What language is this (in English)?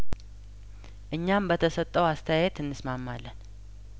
Amharic